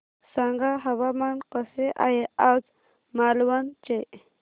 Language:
Marathi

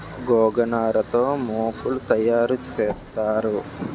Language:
Telugu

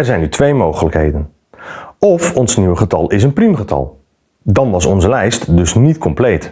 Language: Dutch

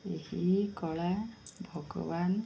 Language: Odia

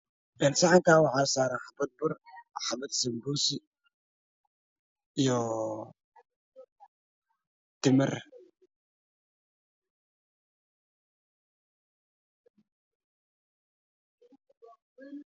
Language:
Somali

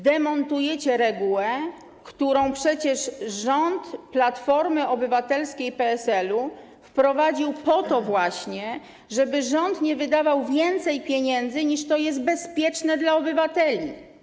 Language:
Polish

